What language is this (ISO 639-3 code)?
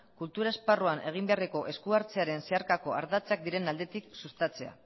eus